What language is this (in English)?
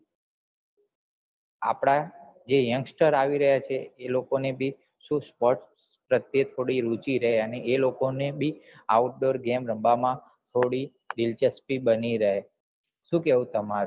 Gujarati